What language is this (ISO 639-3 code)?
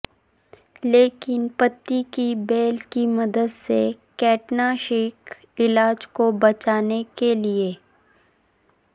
urd